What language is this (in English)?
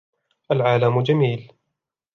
Arabic